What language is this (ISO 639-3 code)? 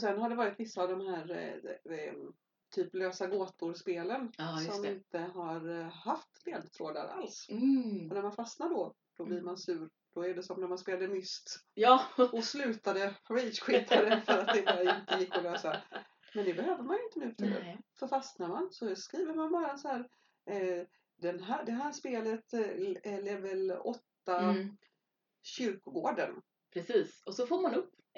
swe